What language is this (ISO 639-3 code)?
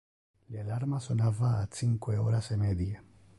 ina